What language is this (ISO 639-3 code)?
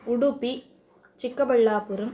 san